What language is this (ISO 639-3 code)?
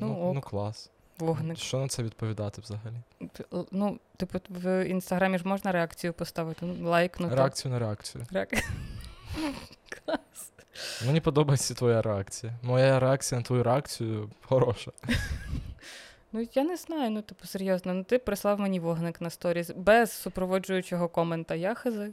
ukr